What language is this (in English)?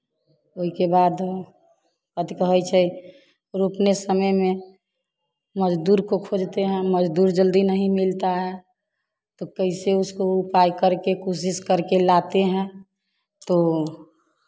Hindi